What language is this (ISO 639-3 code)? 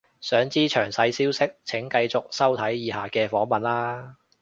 yue